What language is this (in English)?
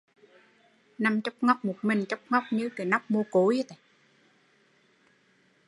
Vietnamese